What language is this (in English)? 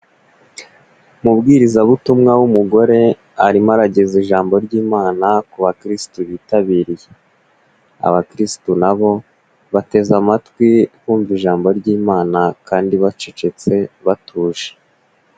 Kinyarwanda